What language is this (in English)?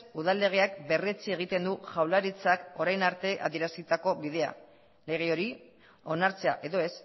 Basque